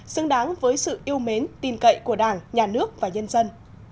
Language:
Vietnamese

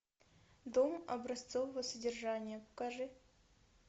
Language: Russian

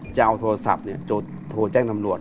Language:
Thai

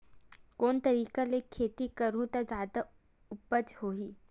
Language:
Chhattisgarhi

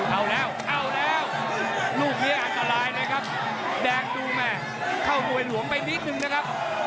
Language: Thai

